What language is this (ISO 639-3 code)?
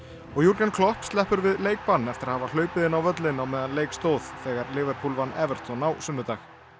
isl